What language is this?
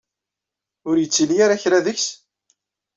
Kabyle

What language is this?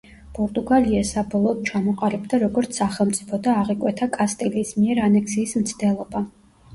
Georgian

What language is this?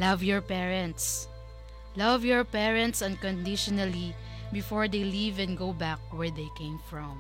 Filipino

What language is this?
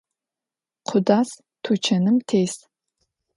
Adyghe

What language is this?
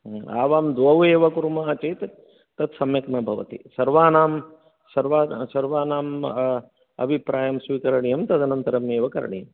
Sanskrit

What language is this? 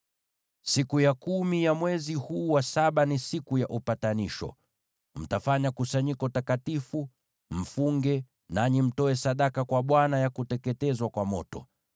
Swahili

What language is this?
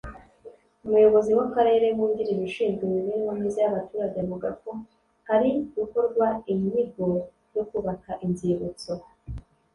Kinyarwanda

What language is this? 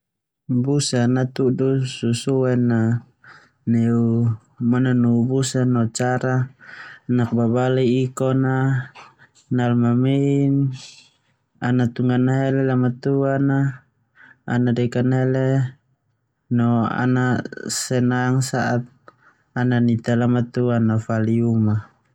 Termanu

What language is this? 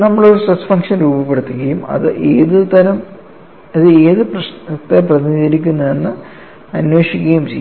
Malayalam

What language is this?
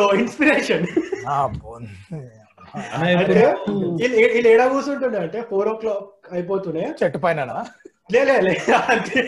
Telugu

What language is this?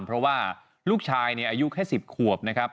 Thai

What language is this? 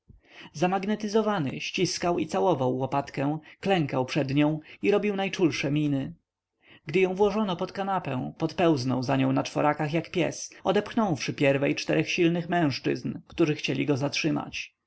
Polish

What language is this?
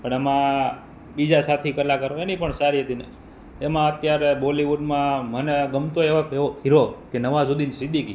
Gujarati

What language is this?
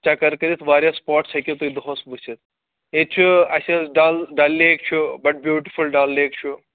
Kashmiri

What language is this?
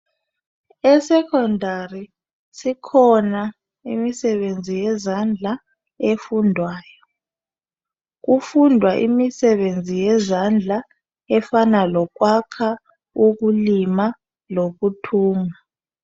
North Ndebele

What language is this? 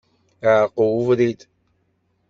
Kabyle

